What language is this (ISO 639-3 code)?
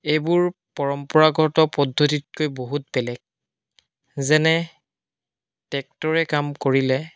asm